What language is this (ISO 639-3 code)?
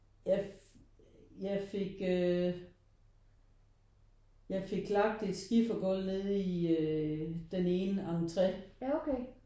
dan